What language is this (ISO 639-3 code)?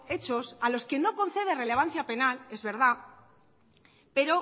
spa